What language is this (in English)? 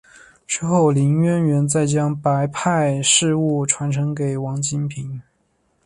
Chinese